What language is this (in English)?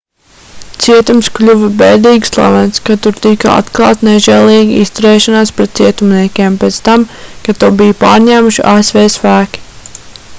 Latvian